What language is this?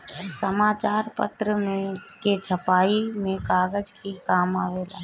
Bhojpuri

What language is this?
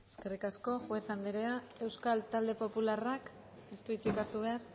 Basque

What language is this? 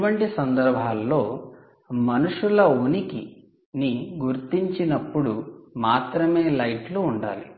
Telugu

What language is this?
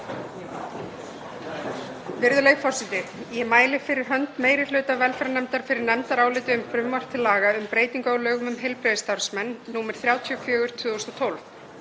Icelandic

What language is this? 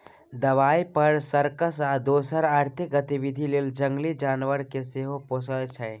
Maithili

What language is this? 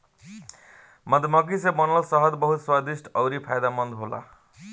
Bhojpuri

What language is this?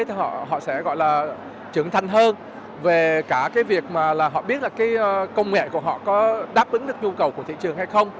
Vietnamese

